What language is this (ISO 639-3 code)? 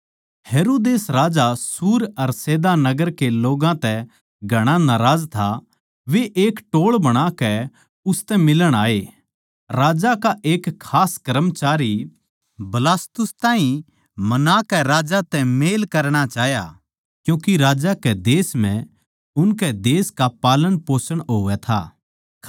bgc